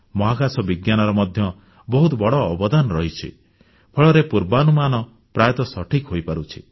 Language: Odia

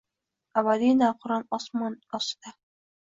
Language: Uzbek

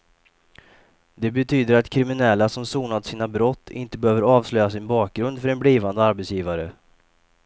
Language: Swedish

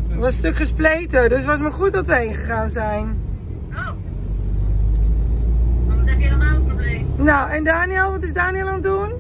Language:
Dutch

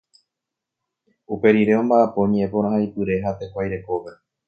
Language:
Guarani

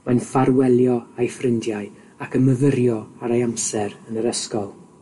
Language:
Welsh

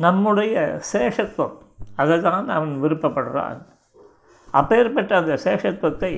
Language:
Tamil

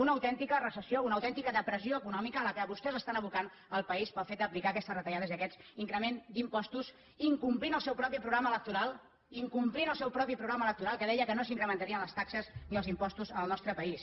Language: Catalan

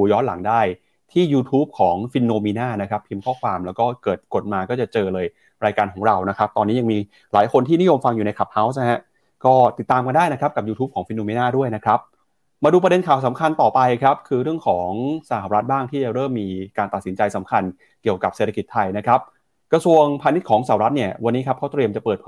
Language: Thai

